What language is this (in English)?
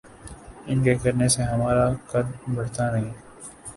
Urdu